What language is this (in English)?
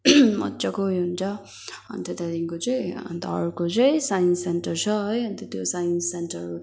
Nepali